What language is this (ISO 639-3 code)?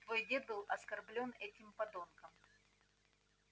rus